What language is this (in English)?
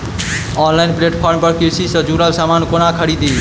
Maithili